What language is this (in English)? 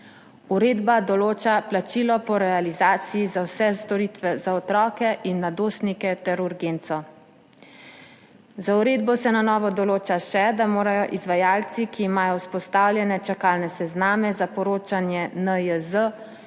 Slovenian